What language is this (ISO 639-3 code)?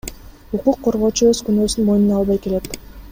kir